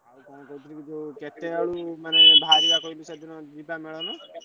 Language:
Odia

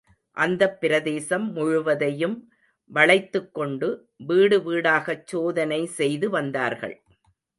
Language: Tamil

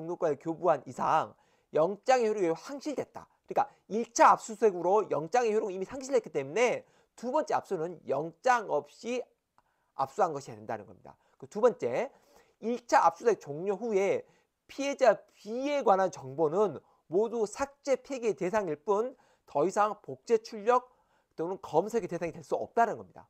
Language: Korean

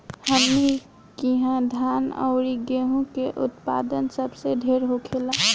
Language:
Bhojpuri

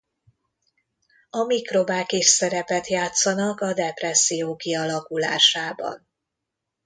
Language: Hungarian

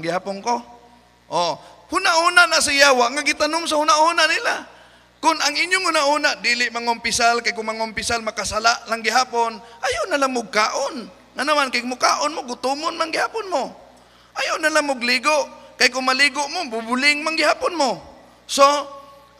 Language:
Filipino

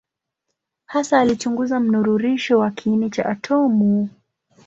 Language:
Swahili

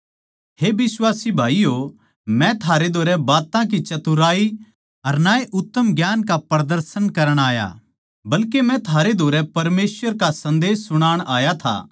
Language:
Haryanvi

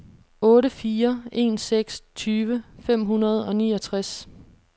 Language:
Danish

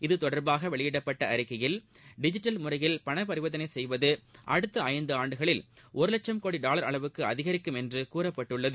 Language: Tamil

